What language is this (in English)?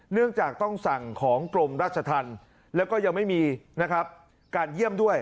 Thai